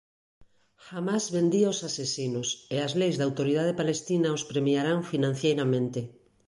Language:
Galician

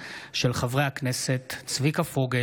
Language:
Hebrew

